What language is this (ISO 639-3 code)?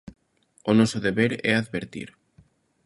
glg